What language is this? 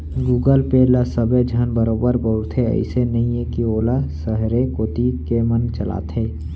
Chhattisgarhi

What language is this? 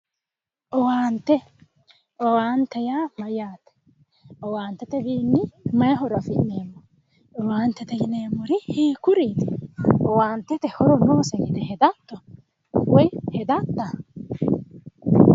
Sidamo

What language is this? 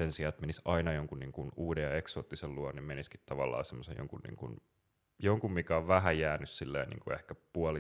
Finnish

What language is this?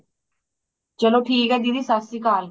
Punjabi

